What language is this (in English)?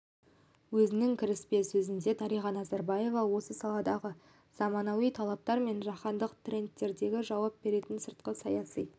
Kazakh